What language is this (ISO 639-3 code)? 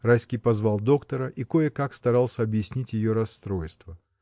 rus